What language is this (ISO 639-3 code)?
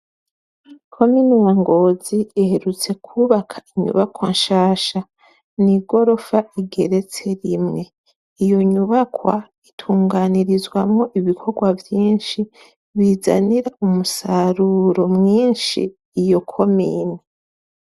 run